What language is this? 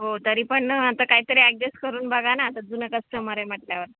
Marathi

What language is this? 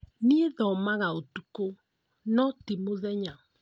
Kikuyu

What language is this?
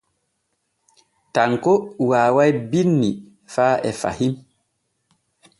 Borgu Fulfulde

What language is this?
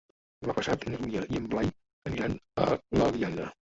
Catalan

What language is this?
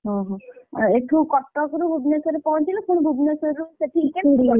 Odia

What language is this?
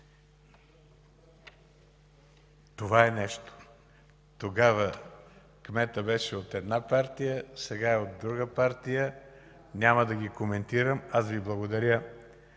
Bulgarian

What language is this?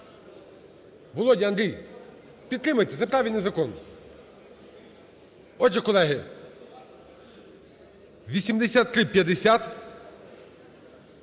Ukrainian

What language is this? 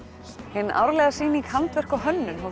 Icelandic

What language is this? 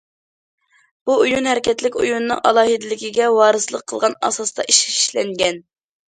Uyghur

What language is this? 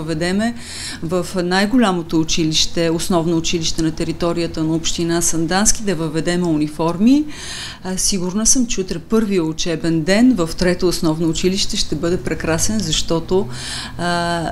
Bulgarian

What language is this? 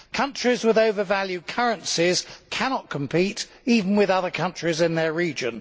English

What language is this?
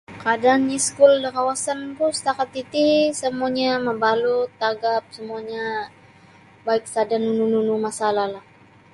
Sabah Bisaya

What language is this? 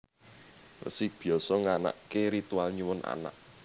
Javanese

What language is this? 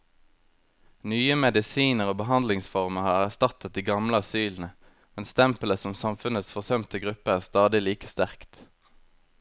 Norwegian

